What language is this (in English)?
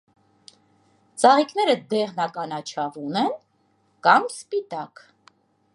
Armenian